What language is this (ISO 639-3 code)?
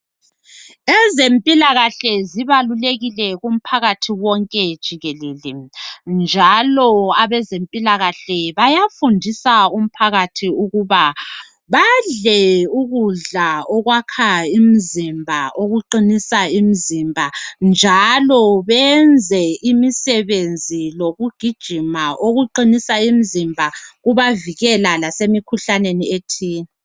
nde